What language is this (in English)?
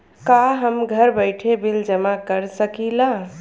Bhojpuri